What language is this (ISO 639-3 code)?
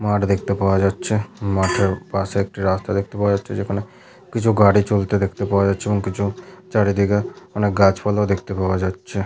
ben